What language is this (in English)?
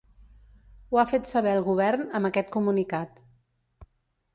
Catalan